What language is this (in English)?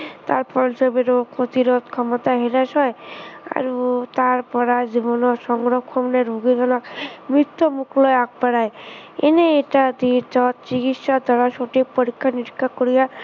Assamese